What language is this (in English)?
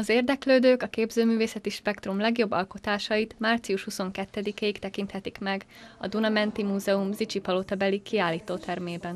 Hungarian